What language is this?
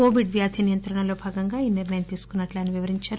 Telugu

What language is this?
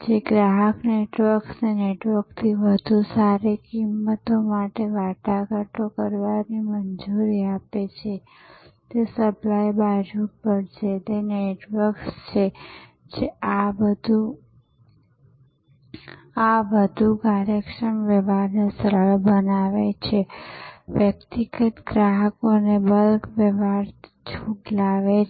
Gujarati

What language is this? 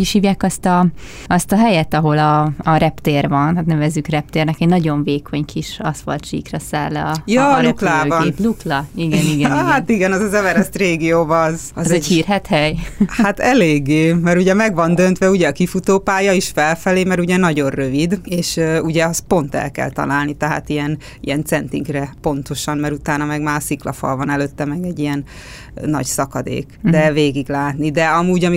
Hungarian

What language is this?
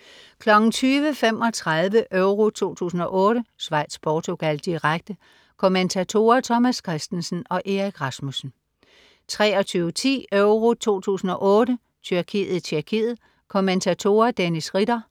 Danish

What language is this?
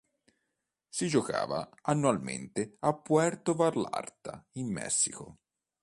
Italian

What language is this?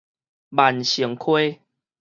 Min Nan Chinese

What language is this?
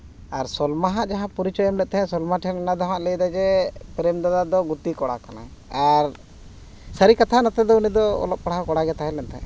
Santali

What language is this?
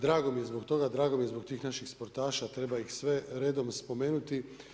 Croatian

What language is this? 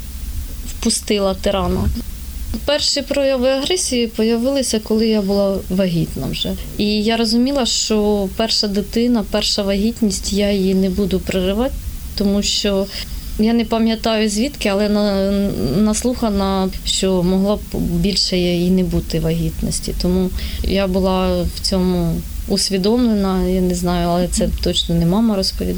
Ukrainian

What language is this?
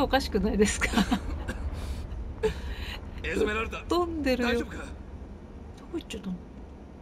Japanese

